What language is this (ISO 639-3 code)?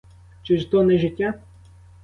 ukr